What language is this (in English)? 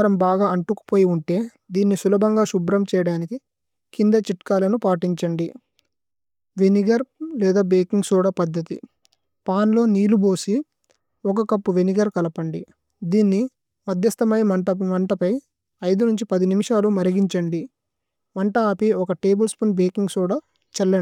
Tulu